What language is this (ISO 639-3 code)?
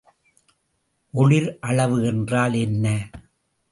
tam